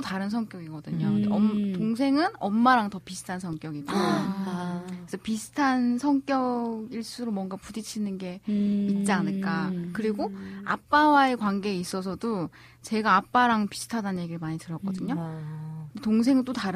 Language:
Korean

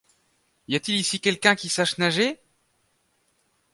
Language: French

